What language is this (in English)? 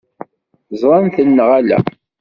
Kabyle